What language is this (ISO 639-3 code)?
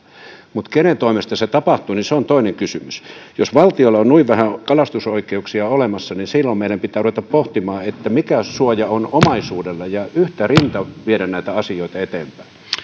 fin